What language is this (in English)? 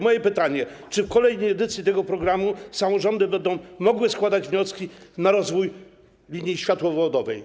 Polish